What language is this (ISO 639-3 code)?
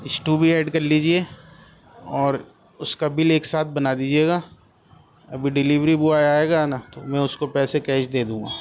urd